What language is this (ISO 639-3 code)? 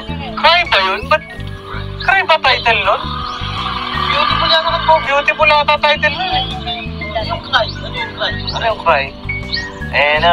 fil